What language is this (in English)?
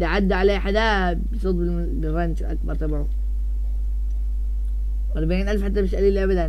Arabic